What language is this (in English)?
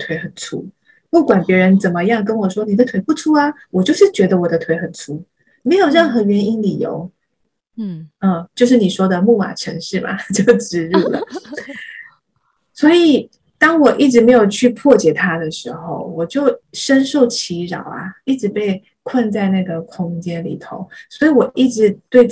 Chinese